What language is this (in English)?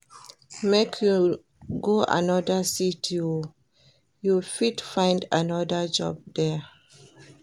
Nigerian Pidgin